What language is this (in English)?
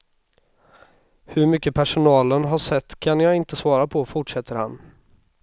Swedish